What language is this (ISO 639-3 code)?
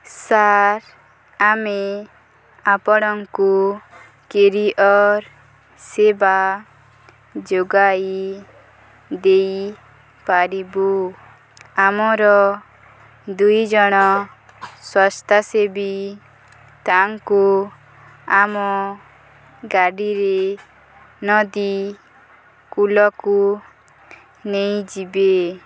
ori